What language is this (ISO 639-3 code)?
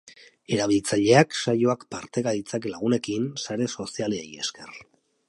eus